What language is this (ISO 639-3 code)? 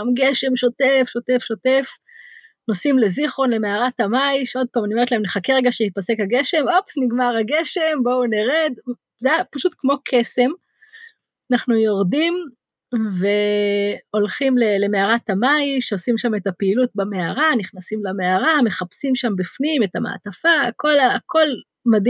heb